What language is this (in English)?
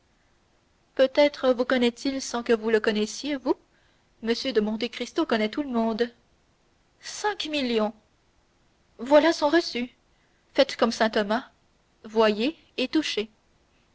French